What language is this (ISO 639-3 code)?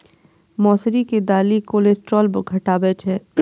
mai